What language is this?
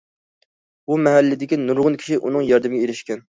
Uyghur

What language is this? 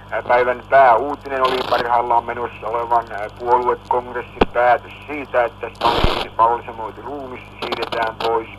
Finnish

